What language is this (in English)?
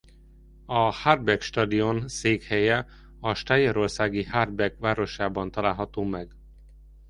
Hungarian